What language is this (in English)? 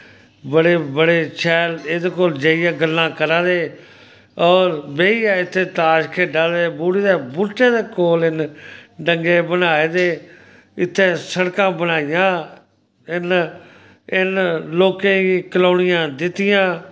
Dogri